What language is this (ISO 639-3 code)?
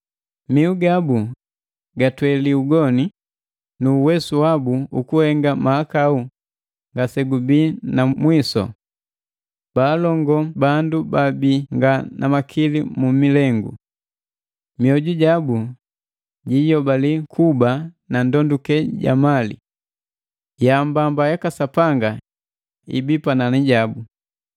mgv